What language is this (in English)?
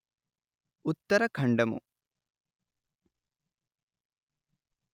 Telugu